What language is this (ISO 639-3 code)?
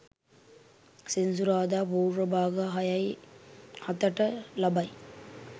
sin